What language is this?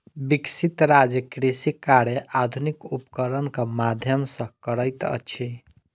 Maithili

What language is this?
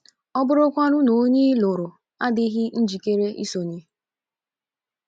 Igbo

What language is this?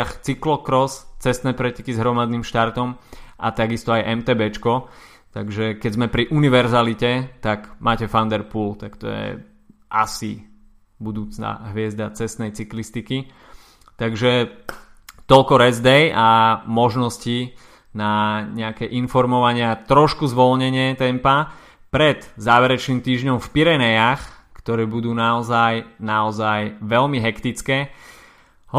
Slovak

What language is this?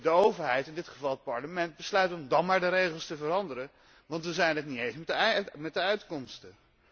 Dutch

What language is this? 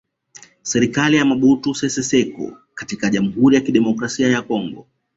Swahili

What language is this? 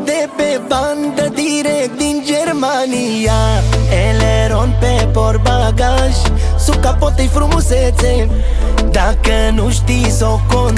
Romanian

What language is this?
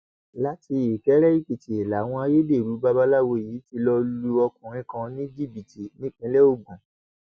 Yoruba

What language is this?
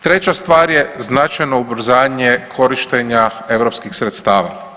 Croatian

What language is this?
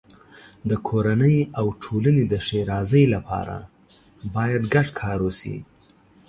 Pashto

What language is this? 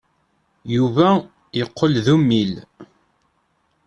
Kabyle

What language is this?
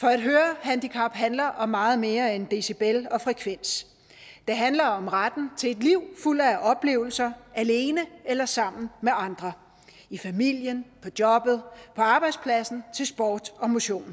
Danish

